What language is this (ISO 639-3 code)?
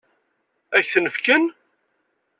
kab